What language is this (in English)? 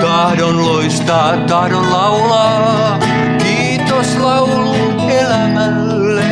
Finnish